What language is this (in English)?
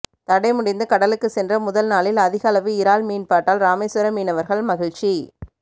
Tamil